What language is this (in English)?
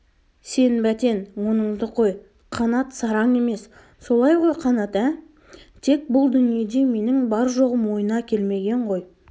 Kazakh